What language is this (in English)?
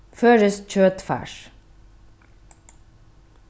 Faroese